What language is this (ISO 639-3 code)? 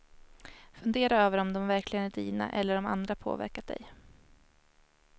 swe